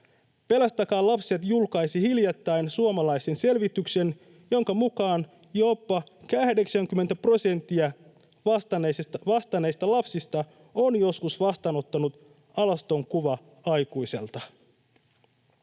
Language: Finnish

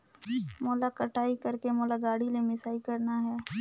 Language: Chhattisgarhi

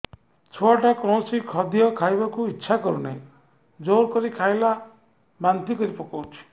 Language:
Odia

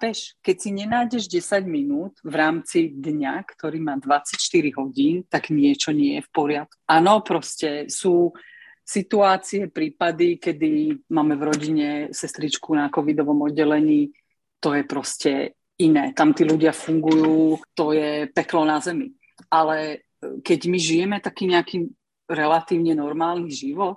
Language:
Slovak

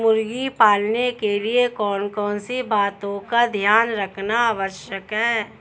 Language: Hindi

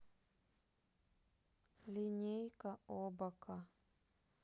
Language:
Russian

